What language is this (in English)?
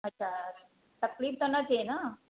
Sindhi